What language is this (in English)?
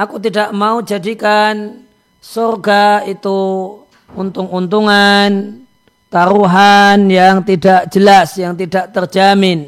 Indonesian